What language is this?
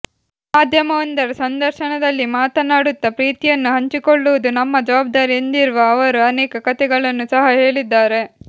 Kannada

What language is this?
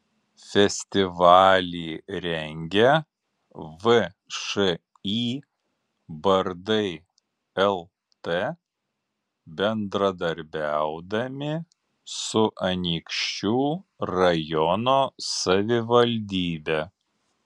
Lithuanian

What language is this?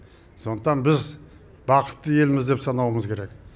Kazakh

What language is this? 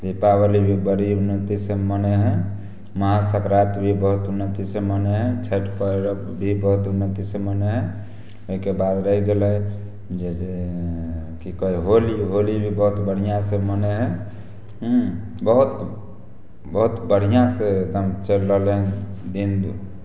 Maithili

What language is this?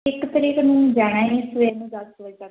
Punjabi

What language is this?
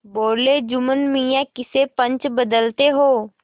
Hindi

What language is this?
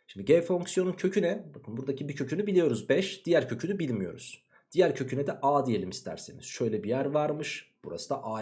Turkish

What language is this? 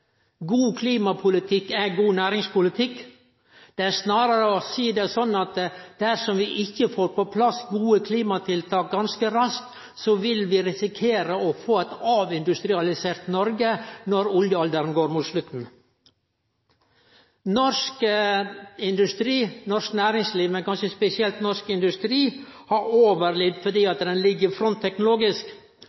Norwegian Nynorsk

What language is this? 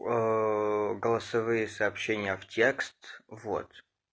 Russian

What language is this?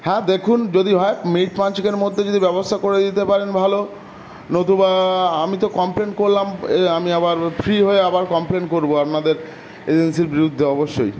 Bangla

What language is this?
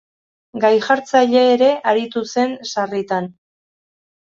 Basque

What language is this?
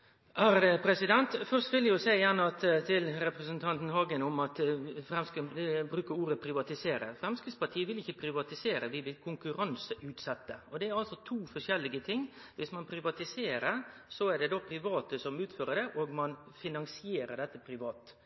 Norwegian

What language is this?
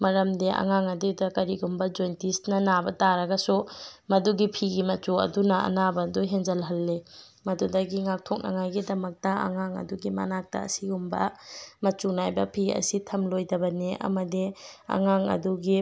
Manipuri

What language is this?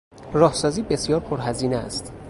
Persian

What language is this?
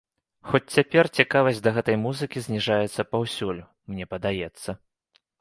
Belarusian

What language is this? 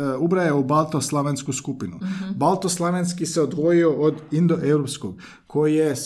Croatian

